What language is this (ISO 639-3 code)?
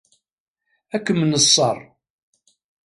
kab